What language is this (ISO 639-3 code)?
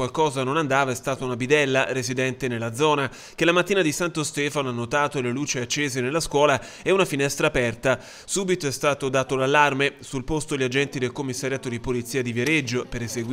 ita